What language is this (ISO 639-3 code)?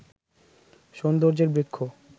ben